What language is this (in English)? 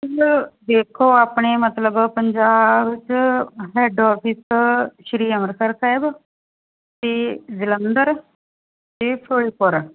Punjabi